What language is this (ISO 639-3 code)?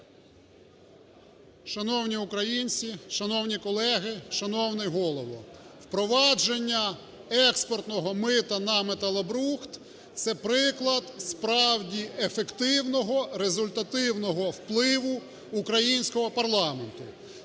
ukr